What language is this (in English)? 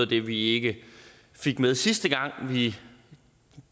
Danish